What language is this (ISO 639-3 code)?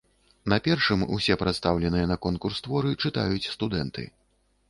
bel